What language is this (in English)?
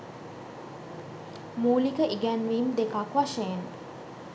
Sinhala